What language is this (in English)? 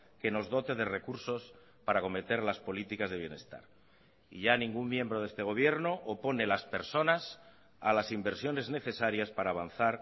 Spanish